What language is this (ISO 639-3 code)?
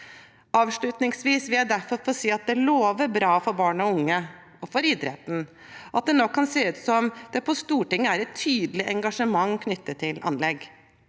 nor